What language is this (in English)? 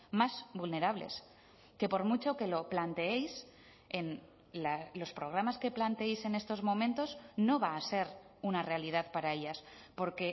Spanish